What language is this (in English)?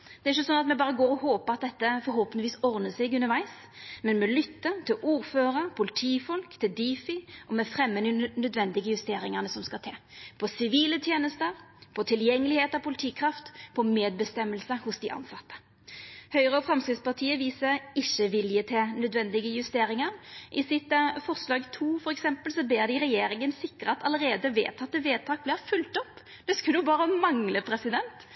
Norwegian Nynorsk